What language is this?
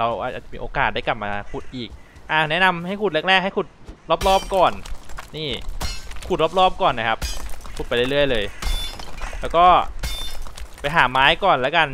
Thai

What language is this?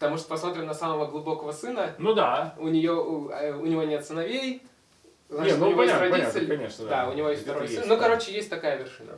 Russian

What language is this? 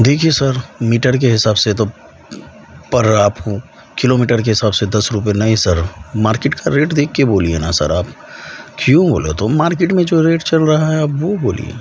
Urdu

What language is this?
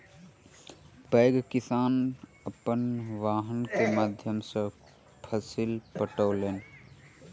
Maithili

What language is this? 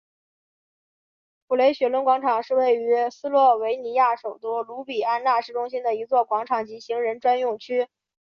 Chinese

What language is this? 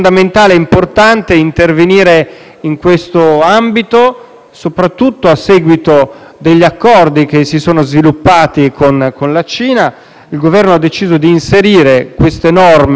Italian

